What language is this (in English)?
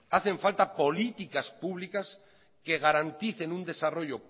Spanish